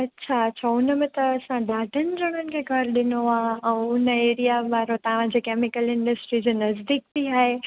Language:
Sindhi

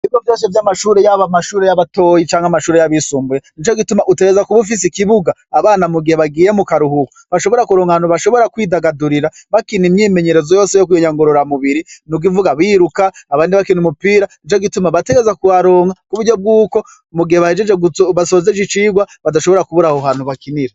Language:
Rundi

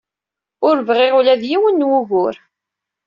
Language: Kabyle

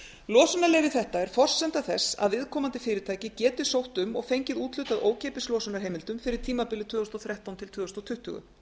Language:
Icelandic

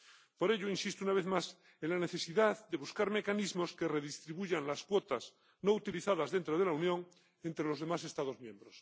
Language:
Spanish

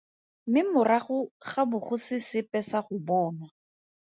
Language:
Tswana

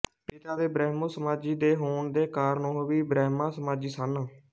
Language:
Punjabi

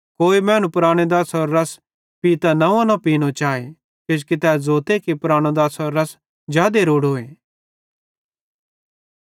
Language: Bhadrawahi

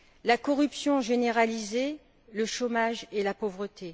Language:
French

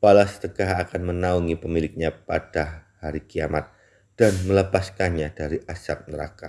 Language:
Indonesian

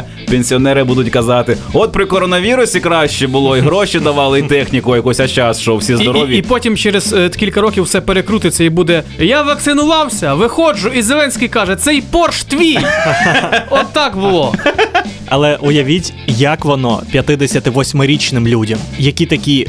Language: Ukrainian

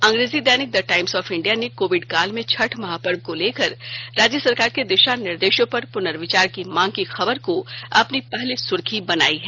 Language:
Hindi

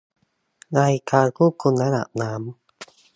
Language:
Thai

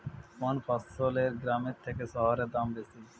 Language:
Bangla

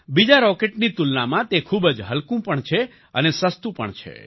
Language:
Gujarati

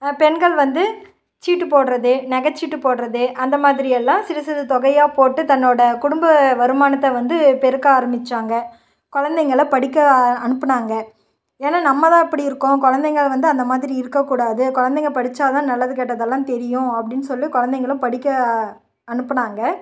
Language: Tamil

